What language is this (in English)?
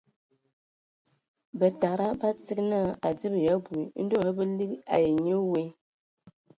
Ewondo